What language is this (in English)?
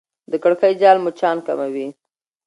Pashto